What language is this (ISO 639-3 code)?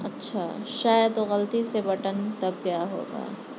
urd